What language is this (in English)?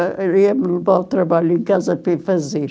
Portuguese